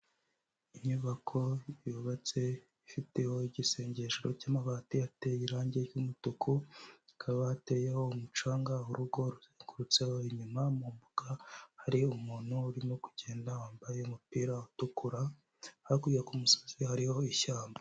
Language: Kinyarwanda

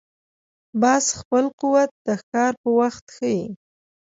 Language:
Pashto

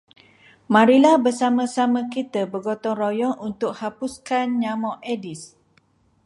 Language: Malay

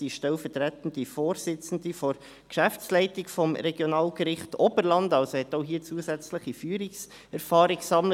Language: Swiss German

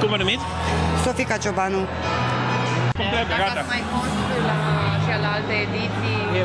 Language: Romanian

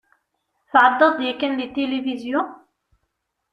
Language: Kabyle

